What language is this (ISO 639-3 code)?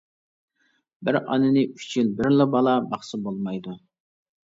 uig